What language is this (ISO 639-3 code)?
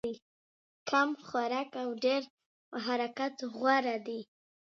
pus